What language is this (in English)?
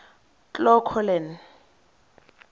Tswana